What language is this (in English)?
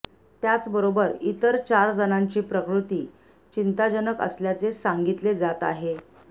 Marathi